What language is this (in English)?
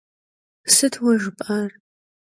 Kabardian